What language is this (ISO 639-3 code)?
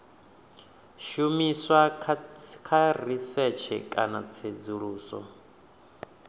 ven